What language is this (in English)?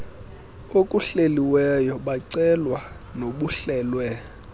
Xhosa